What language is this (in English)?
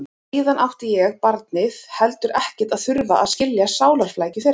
Icelandic